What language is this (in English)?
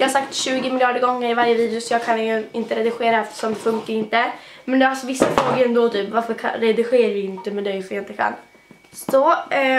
Swedish